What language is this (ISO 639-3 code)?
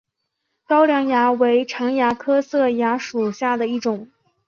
zho